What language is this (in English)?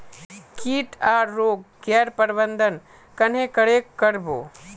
Magahi